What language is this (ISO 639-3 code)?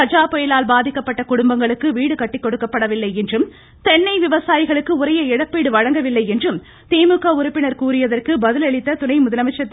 tam